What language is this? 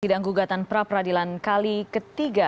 Indonesian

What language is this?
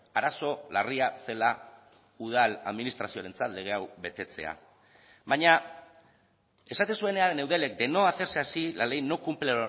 Basque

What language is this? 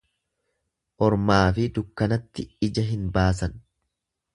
Oromo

